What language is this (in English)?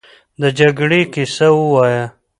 Pashto